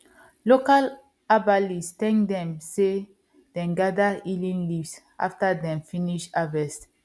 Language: Nigerian Pidgin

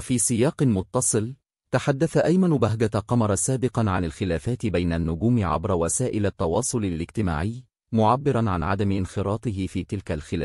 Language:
Arabic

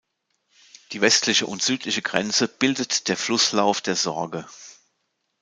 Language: German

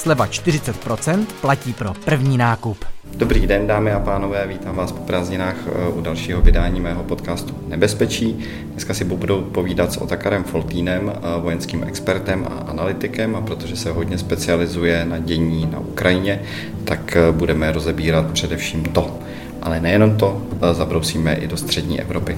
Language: Czech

